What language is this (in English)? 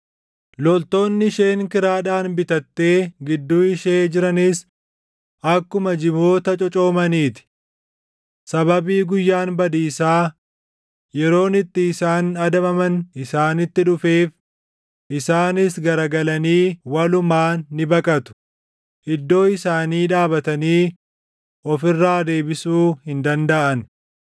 Oromo